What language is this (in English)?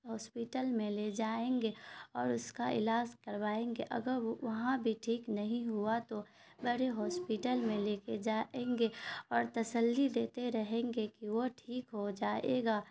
Urdu